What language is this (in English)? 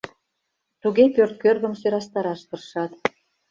Mari